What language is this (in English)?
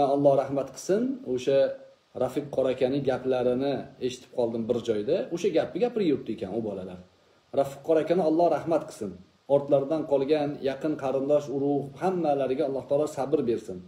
Turkish